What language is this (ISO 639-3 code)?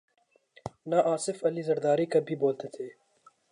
urd